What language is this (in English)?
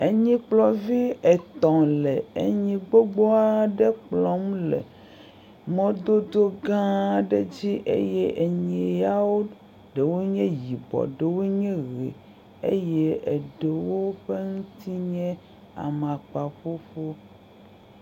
Ewe